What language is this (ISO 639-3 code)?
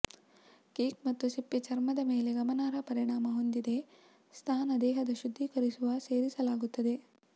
kan